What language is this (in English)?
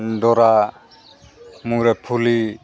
Santali